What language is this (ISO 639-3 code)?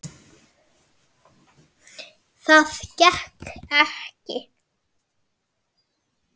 isl